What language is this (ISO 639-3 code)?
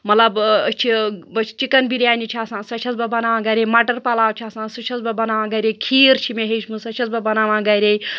kas